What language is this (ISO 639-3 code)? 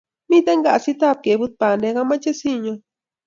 kln